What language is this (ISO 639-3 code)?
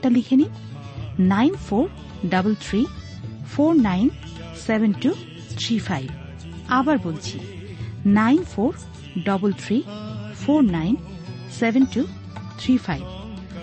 ben